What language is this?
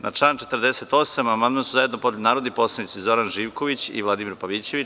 Serbian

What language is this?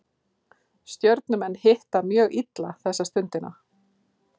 Icelandic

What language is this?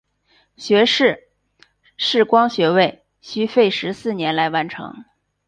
Chinese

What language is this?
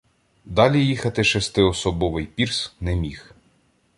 Ukrainian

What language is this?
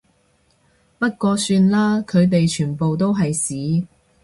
Cantonese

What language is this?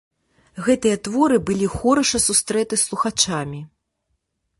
Belarusian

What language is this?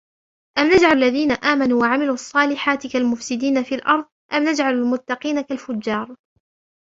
Arabic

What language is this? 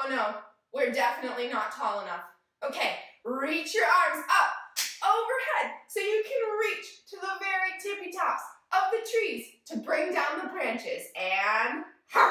English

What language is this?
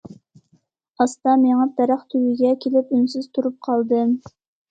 Uyghur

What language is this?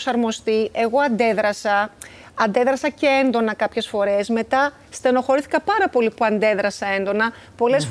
Greek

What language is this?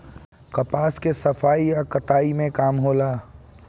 Bhojpuri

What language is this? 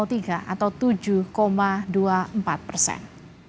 Indonesian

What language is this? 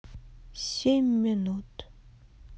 Russian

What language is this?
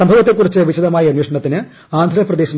Malayalam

